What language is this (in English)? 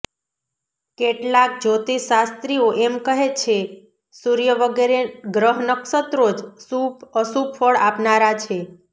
Gujarati